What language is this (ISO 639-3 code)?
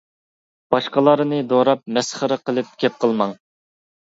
uig